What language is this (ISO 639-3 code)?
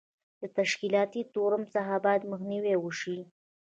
pus